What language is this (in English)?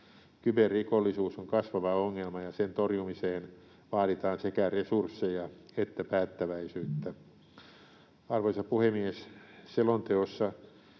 Finnish